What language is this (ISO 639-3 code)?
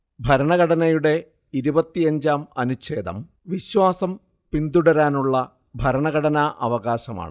mal